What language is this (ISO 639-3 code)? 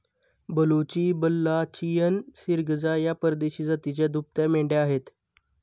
mar